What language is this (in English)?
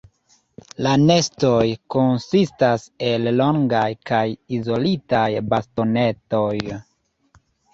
Esperanto